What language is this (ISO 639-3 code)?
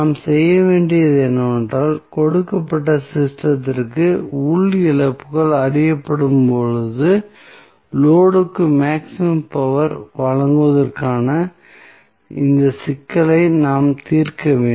tam